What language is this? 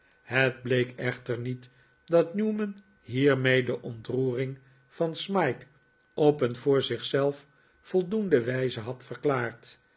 Dutch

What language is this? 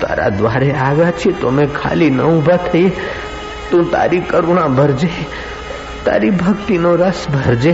Hindi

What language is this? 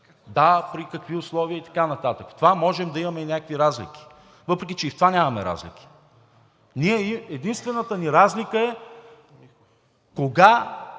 Bulgarian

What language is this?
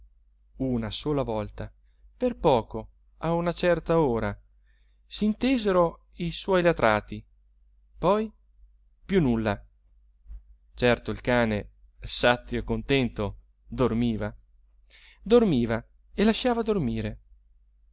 Italian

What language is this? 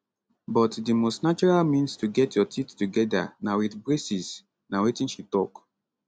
Nigerian Pidgin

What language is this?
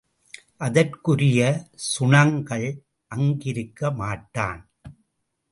Tamil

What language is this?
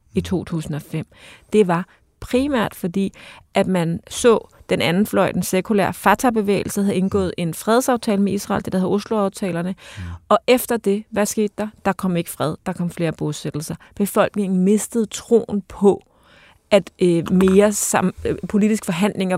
Danish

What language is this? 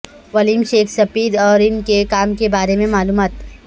Urdu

